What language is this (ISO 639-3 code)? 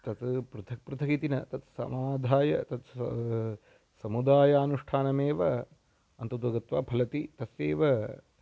san